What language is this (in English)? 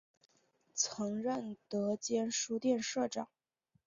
Chinese